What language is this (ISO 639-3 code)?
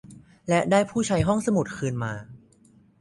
tha